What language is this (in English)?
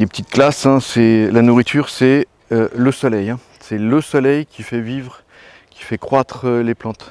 French